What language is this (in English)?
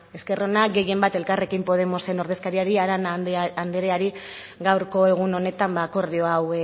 Basque